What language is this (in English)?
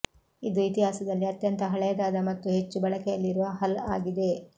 Kannada